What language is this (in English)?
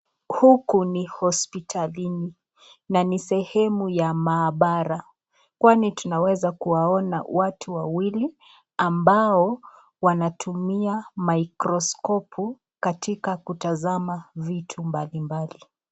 Swahili